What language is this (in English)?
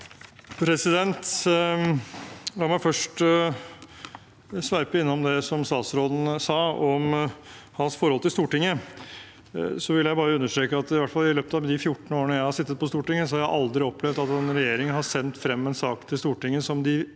Norwegian